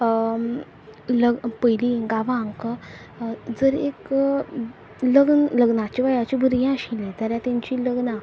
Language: Konkani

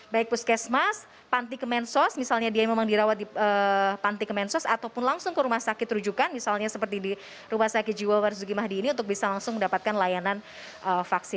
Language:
Indonesian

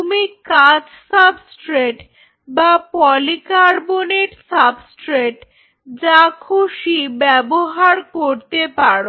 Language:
Bangla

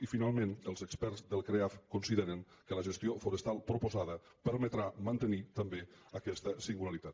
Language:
Catalan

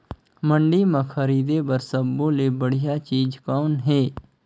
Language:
Chhattisgarhi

